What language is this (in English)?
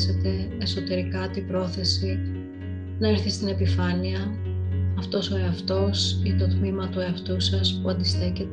Greek